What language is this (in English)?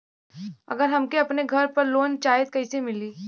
Bhojpuri